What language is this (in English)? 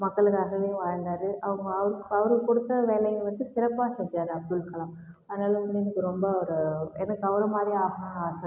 Tamil